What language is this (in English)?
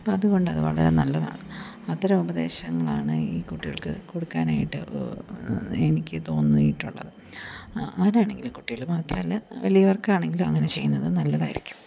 Malayalam